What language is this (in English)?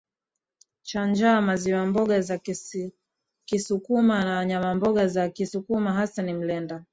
Swahili